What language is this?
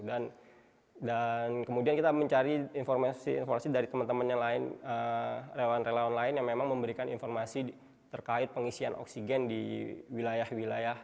Indonesian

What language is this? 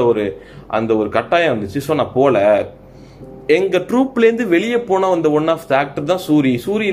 Tamil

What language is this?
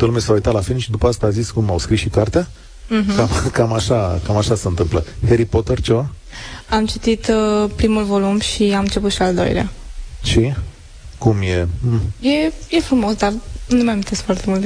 Romanian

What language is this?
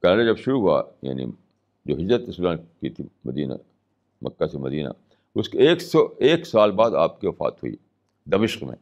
Urdu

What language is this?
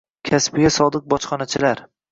Uzbek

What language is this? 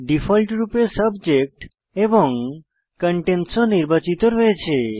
Bangla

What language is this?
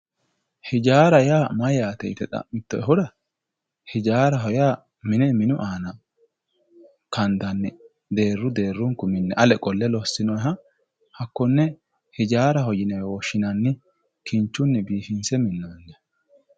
Sidamo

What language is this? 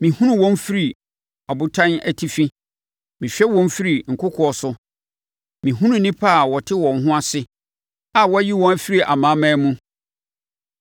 Akan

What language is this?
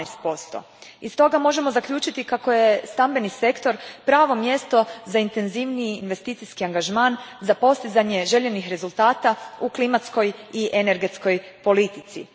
Croatian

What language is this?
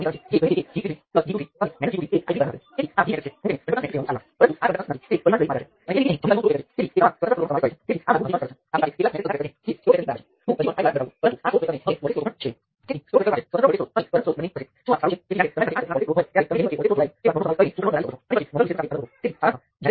Gujarati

